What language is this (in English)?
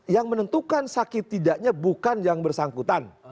Indonesian